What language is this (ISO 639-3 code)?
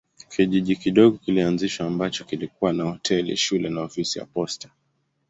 swa